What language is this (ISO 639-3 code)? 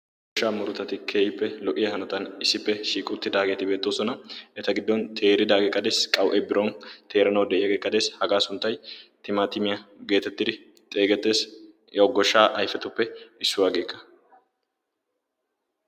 wal